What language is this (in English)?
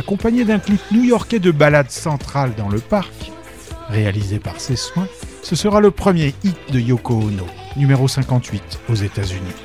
French